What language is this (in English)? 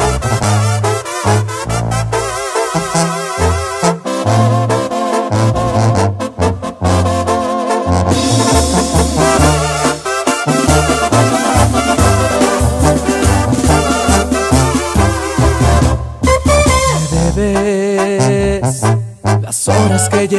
Spanish